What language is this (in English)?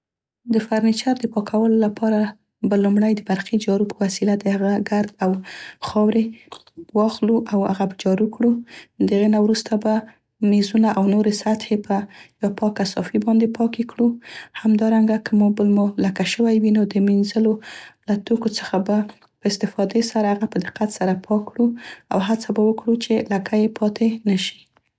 Central Pashto